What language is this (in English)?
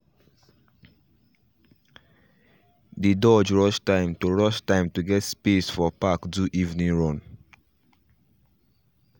Nigerian Pidgin